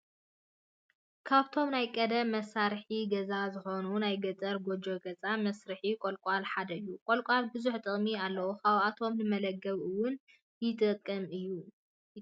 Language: Tigrinya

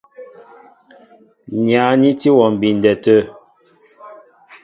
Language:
Mbo (Cameroon)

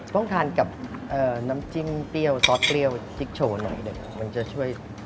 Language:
Thai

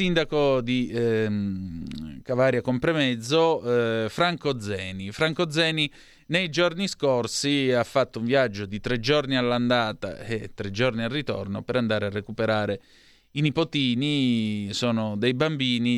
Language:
Italian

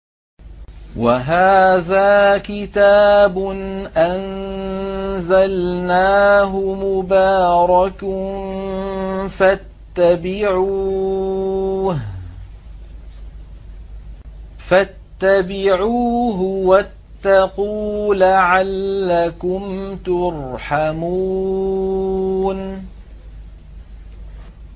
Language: Arabic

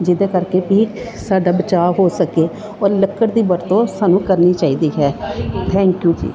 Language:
Punjabi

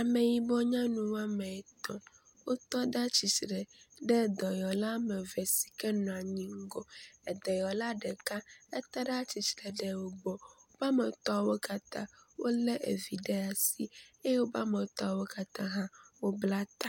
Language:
Ewe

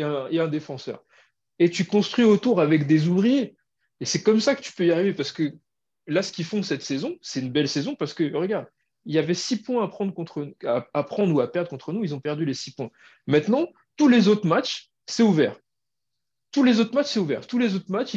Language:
French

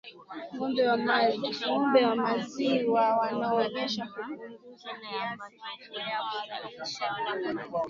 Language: Swahili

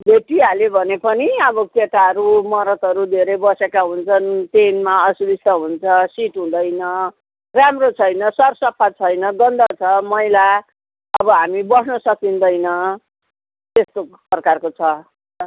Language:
Nepali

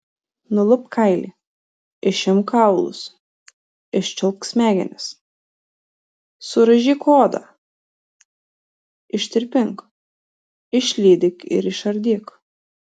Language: Lithuanian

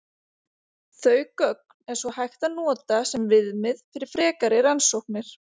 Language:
Icelandic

